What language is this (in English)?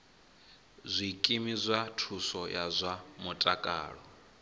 Venda